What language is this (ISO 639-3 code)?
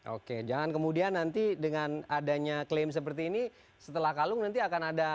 ind